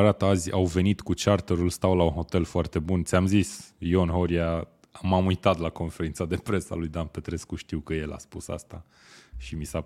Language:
Romanian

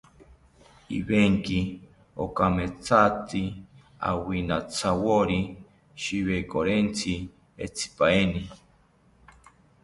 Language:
South Ucayali Ashéninka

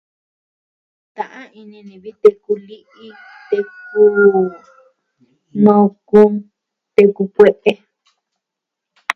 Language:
Southwestern Tlaxiaco Mixtec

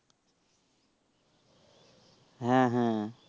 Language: Bangla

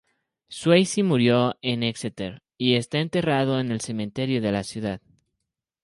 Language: Spanish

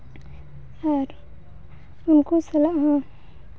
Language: Santali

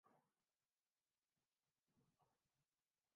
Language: Urdu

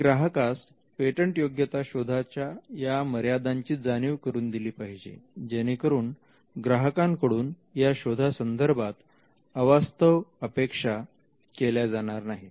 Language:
Marathi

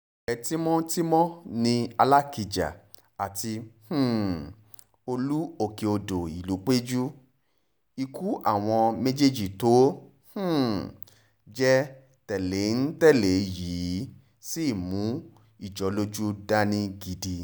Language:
Yoruba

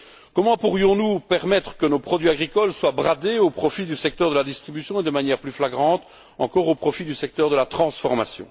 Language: French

